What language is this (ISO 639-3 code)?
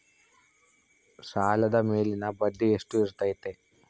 kan